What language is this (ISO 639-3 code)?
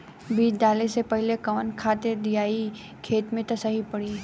bho